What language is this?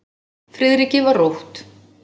Icelandic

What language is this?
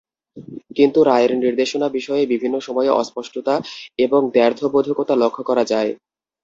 Bangla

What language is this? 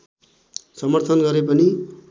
Nepali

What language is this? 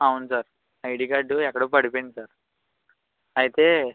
Telugu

